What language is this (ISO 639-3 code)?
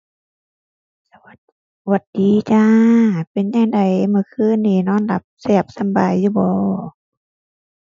tha